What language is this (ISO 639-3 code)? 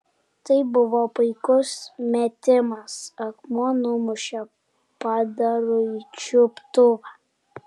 lit